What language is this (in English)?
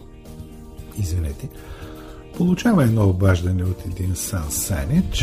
Bulgarian